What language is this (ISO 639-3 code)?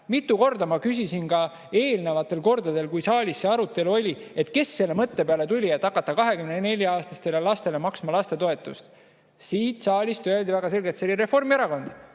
est